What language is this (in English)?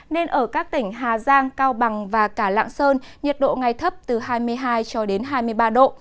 Vietnamese